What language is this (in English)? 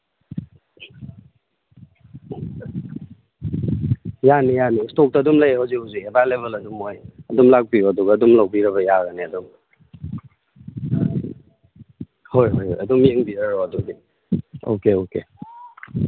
Manipuri